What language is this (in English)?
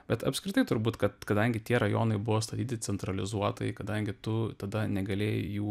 Lithuanian